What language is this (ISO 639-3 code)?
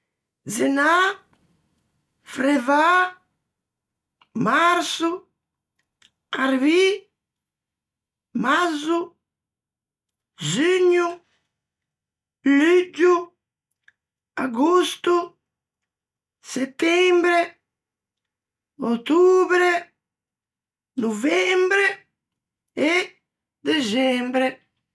lij